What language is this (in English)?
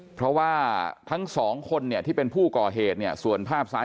Thai